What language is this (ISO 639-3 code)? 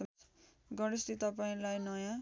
nep